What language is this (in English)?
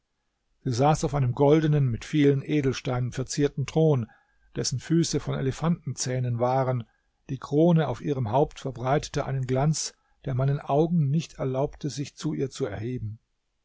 German